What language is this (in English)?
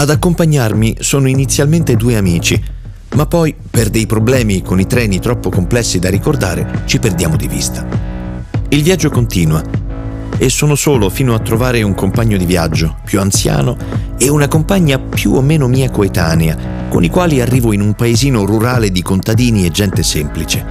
Italian